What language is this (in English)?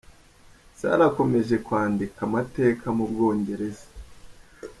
Kinyarwanda